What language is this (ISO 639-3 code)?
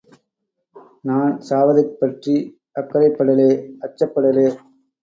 tam